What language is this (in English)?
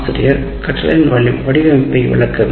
Tamil